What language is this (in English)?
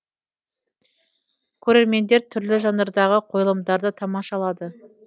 Kazakh